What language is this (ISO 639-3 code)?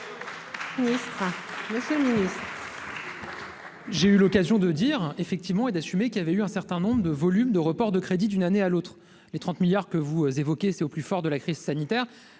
fra